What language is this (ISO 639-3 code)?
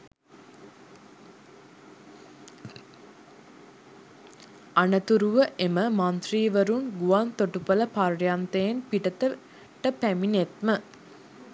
sin